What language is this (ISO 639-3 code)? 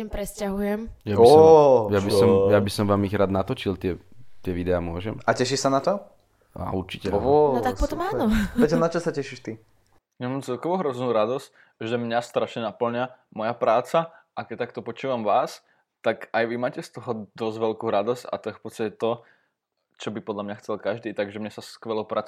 slk